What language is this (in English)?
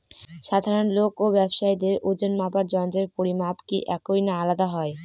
Bangla